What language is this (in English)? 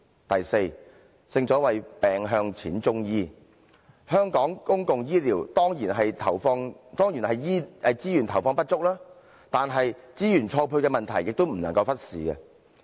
Cantonese